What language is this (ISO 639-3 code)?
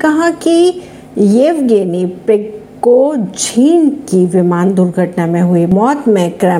hin